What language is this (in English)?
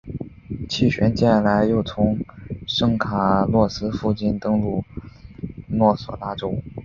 Chinese